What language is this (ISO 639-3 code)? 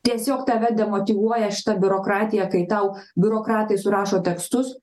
lit